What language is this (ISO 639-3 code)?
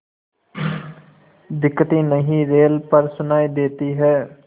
hin